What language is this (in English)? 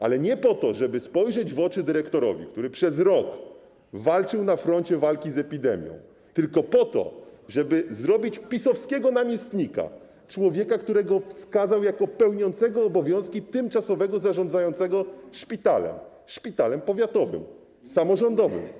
Polish